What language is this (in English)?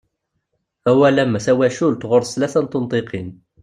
Kabyle